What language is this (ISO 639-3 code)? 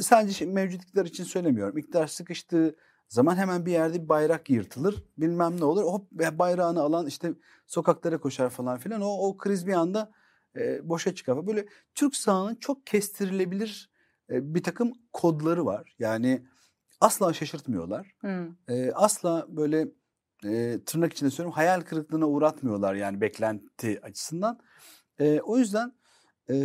tur